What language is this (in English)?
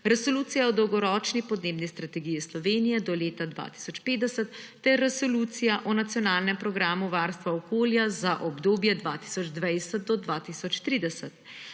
Slovenian